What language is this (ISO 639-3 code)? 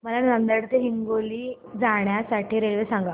mar